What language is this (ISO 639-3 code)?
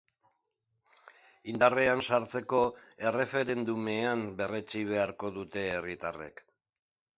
eus